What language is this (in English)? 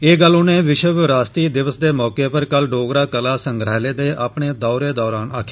Dogri